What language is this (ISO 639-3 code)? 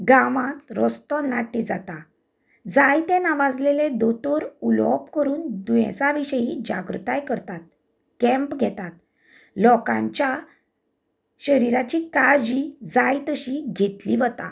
kok